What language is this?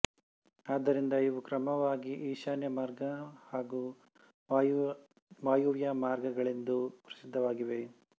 Kannada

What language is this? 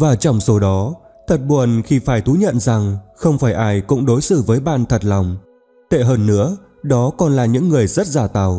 Vietnamese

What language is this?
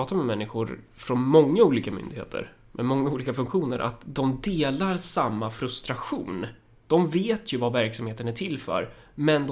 Swedish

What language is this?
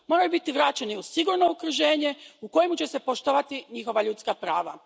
Croatian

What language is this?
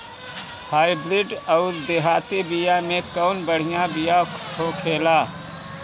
Bhojpuri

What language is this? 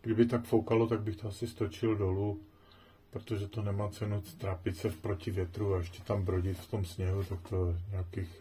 Czech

